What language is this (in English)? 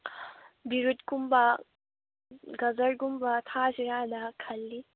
Manipuri